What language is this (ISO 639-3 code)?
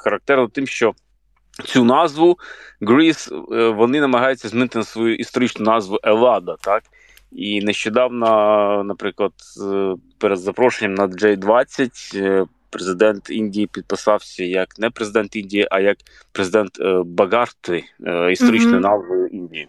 ukr